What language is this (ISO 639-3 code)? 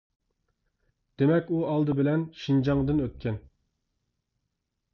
uig